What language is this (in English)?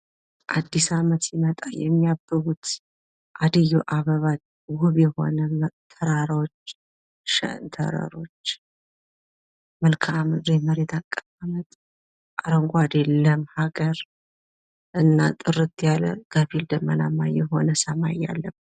Amharic